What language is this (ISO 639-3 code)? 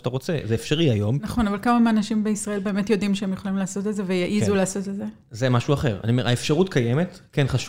heb